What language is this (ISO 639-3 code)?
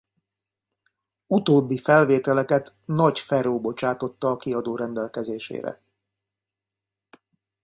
hun